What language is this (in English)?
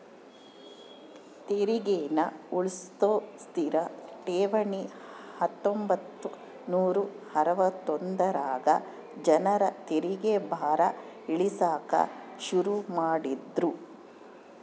Kannada